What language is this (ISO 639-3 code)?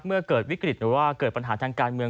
tha